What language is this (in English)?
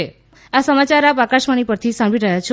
Gujarati